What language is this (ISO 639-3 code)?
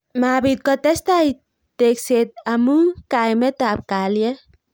kln